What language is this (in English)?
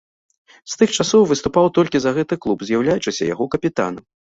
Belarusian